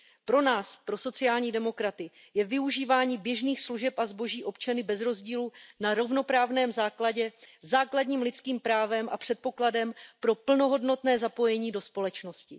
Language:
Czech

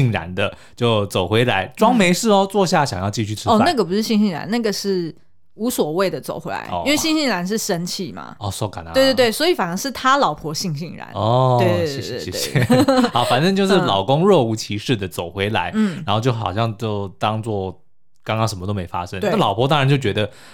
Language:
Chinese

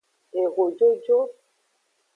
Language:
Aja (Benin)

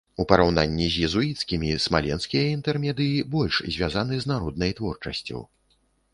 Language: Belarusian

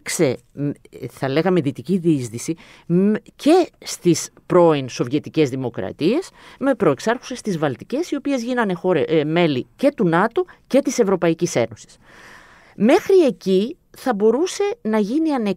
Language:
Greek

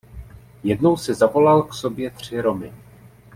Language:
Czech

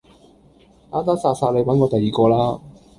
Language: Cantonese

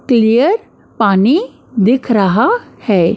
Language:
Hindi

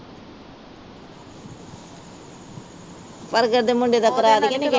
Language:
Punjabi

